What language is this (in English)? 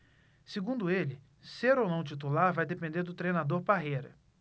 Portuguese